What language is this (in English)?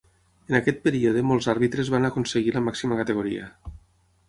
Catalan